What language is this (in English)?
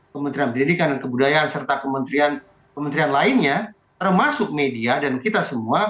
Indonesian